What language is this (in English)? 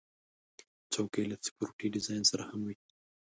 Pashto